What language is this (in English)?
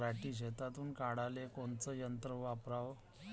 Marathi